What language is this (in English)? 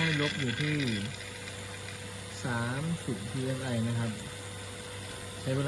Thai